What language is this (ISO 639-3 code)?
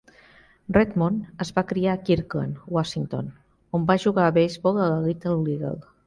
cat